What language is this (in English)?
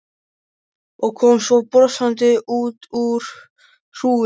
Icelandic